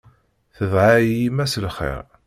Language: Kabyle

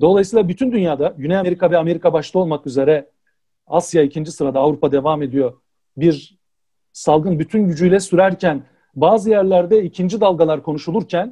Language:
Turkish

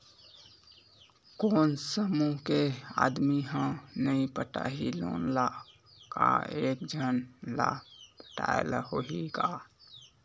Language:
Chhattisgarhi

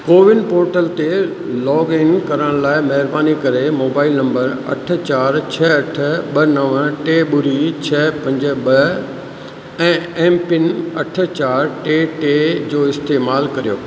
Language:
Sindhi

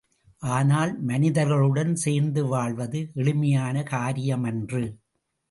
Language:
Tamil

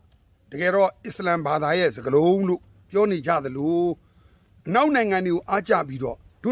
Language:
Thai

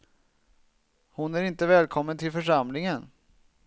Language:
Swedish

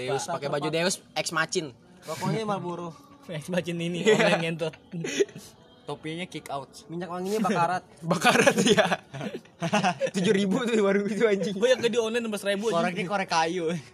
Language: Indonesian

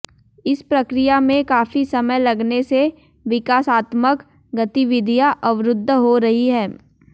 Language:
Hindi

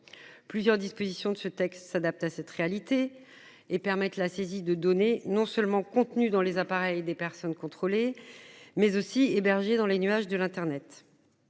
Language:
French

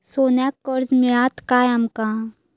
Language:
Marathi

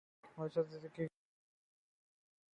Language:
Urdu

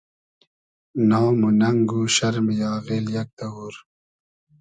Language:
Hazaragi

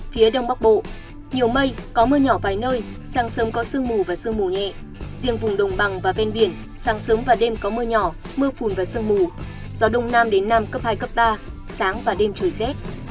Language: Vietnamese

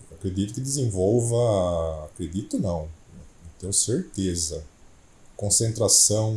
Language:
Portuguese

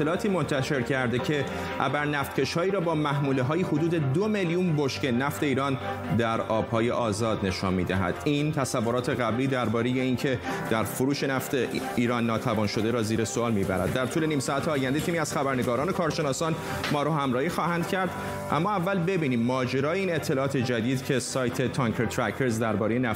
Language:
Persian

